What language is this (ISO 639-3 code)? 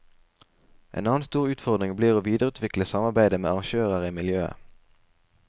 nor